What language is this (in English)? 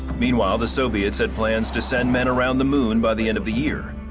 English